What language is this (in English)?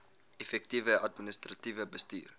Afrikaans